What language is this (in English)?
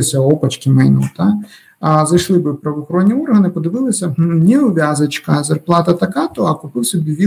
Ukrainian